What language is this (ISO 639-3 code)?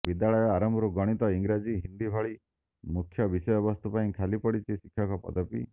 ori